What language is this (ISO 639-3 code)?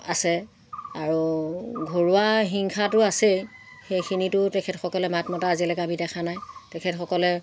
asm